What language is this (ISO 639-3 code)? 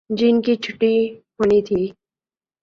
urd